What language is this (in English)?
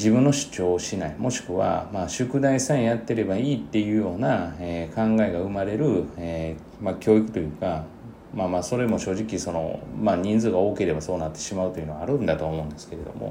Japanese